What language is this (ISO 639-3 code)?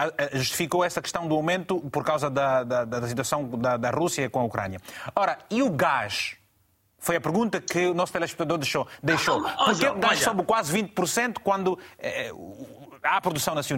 por